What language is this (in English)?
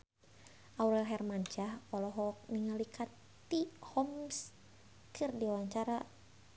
Sundanese